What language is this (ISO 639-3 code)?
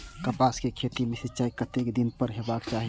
mai